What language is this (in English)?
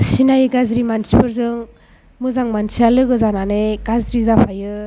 Bodo